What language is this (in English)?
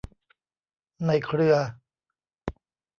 Thai